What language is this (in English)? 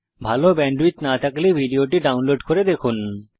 Bangla